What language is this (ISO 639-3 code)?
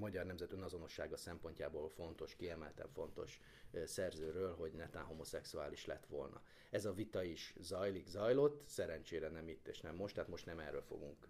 hun